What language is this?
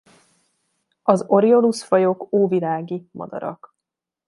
Hungarian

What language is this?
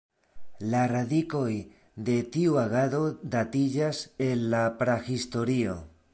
Esperanto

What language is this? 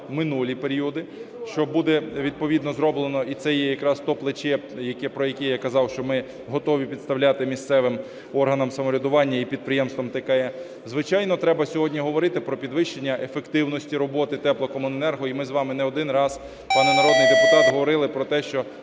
Ukrainian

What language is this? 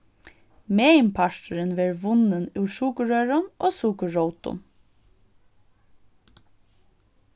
Faroese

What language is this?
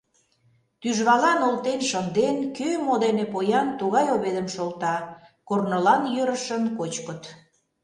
Mari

